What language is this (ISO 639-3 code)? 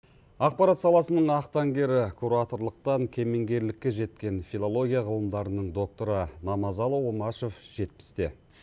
kaz